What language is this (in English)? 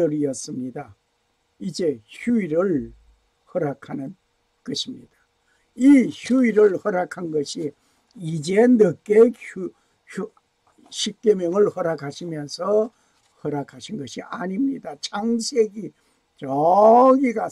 Korean